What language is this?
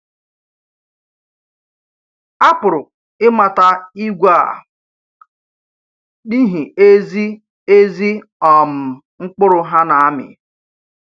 Igbo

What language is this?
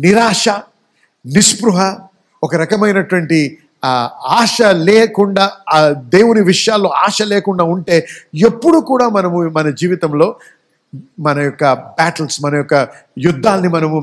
Telugu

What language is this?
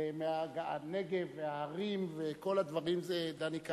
Hebrew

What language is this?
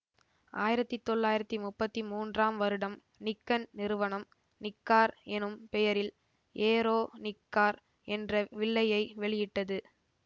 Tamil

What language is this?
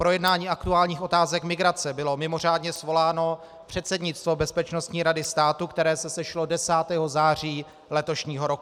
Czech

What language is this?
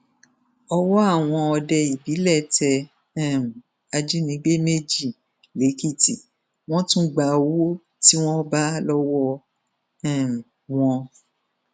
Yoruba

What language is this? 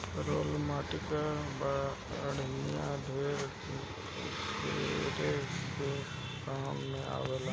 Bhojpuri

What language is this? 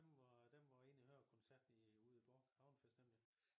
Danish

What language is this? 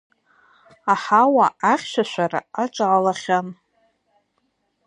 Abkhazian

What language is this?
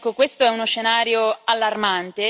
Italian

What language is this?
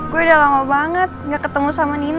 Indonesian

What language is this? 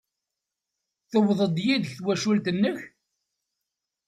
Kabyle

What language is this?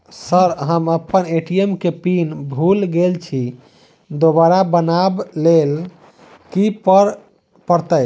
Maithili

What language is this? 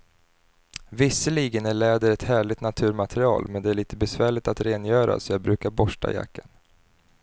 Swedish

